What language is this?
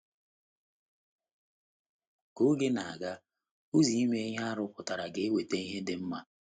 Igbo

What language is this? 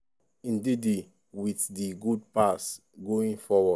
Nigerian Pidgin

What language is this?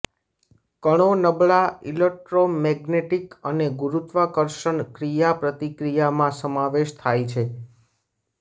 Gujarati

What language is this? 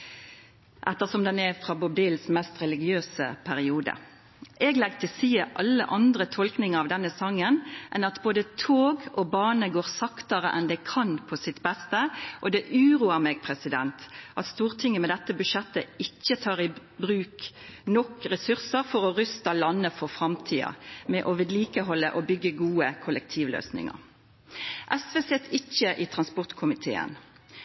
Norwegian Nynorsk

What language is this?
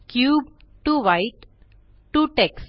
Marathi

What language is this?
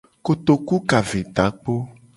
Gen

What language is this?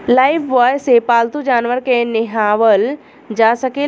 Bhojpuri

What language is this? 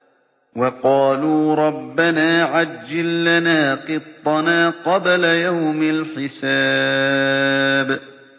Arabic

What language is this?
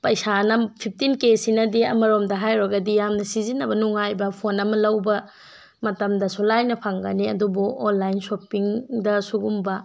Manipuri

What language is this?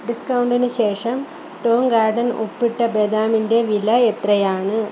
Malayalam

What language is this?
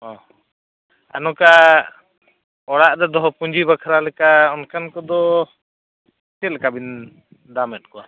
Santali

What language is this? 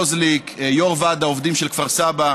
Hebrew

